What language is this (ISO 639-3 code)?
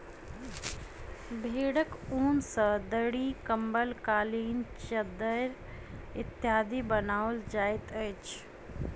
mai